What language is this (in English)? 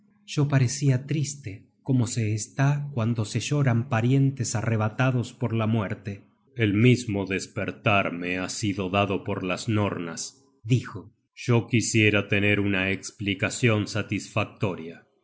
Spanish